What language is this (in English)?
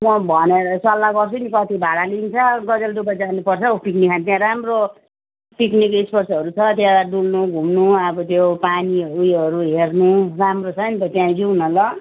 Nepali